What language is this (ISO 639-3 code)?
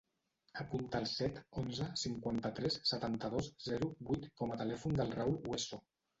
cat